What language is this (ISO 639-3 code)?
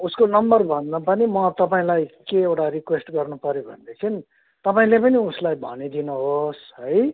nep